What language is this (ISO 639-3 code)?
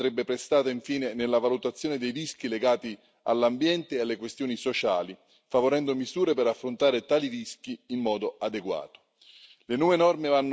ita